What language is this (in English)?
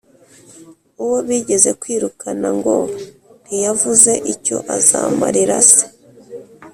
Kinyarwanda